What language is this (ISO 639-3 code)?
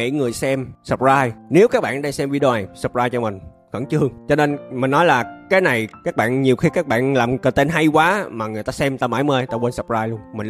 vie